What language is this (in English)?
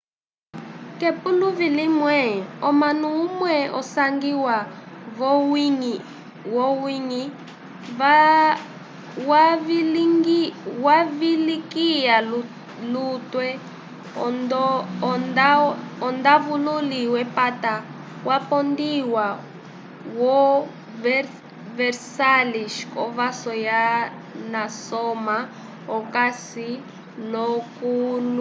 Umbundu